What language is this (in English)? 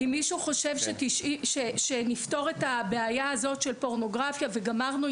Hebrew